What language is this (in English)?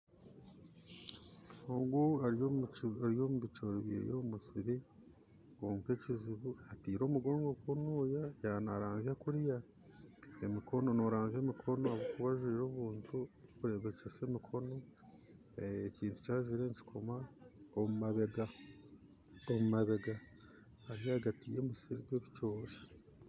Nyankole